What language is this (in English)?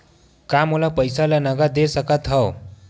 Chhattisgarhi